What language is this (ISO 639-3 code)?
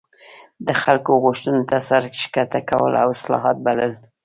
pus